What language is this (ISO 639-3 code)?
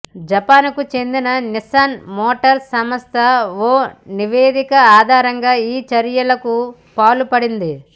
tel